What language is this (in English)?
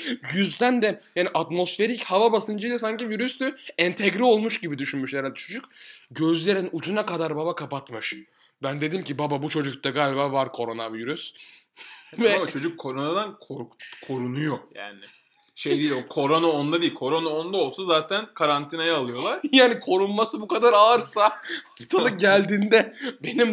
Turkish